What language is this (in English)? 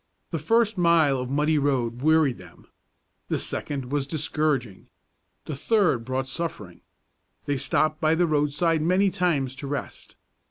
English